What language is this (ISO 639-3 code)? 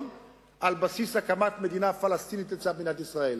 heb